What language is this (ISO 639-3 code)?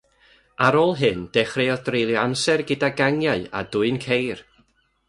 cym